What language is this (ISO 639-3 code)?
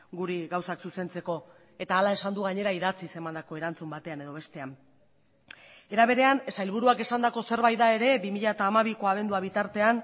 eus